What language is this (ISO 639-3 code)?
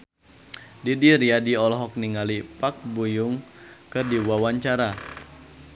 sun